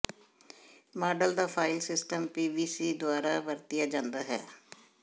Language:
Punjabi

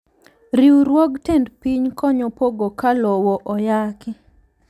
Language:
Luo (Kenya and Tanzania)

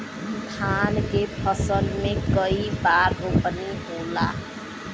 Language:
Bhojpuri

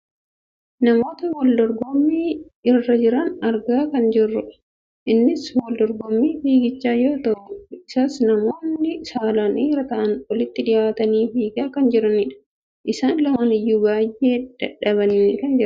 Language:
Oromo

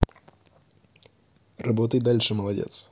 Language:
Russian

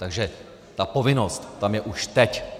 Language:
Czech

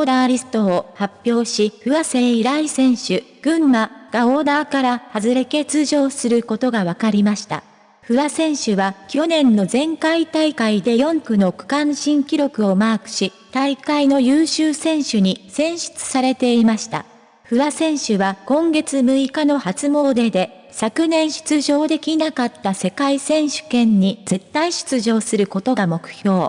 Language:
Japanese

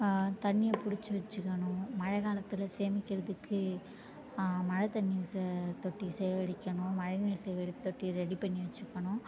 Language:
Tamil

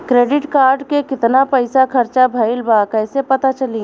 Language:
Bhojpuri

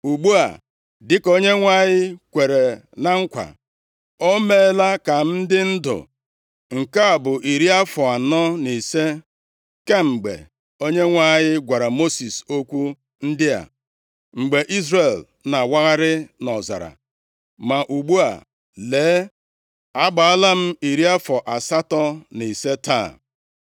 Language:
Igbo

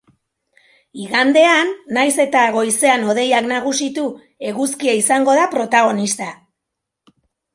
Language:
Basque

